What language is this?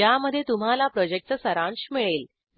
Marathi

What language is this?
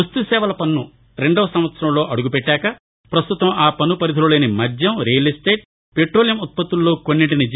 Telugu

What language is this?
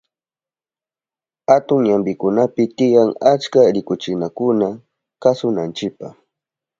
Southern Pastaza Quechua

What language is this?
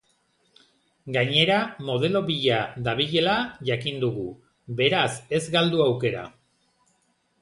Basque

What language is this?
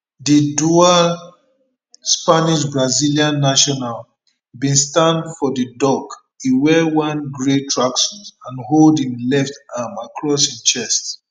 Nigerian Pidgin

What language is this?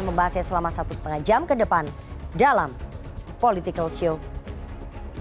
Indonesian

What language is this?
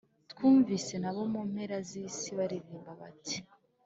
Kinyarwanda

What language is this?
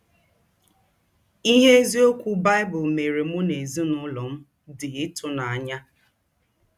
Igbo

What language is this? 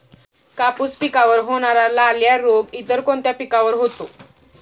Marathi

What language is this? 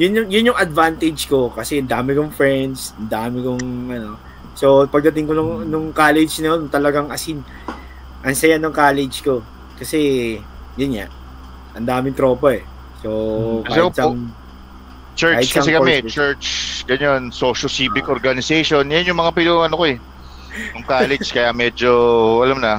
Filipino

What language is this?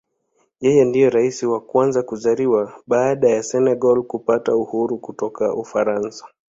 Swahili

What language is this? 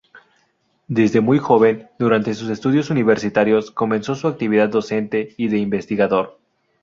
Spanish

